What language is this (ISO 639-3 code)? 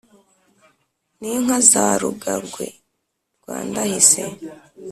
kin